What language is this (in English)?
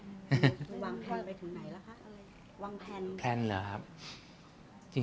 Thai